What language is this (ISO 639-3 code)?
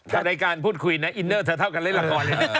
tha